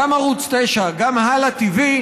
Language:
Hebrew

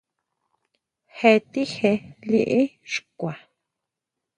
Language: Huautla Mazatec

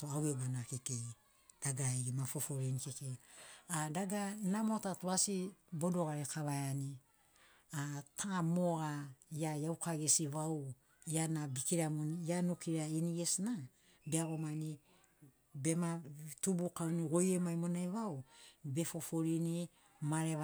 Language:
Sinaugoro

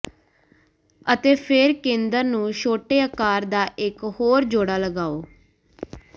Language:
Punjabi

